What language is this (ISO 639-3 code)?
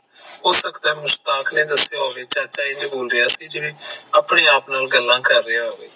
pan